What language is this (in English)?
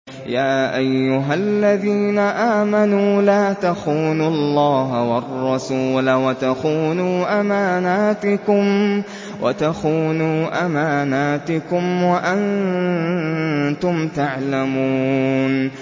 Arabic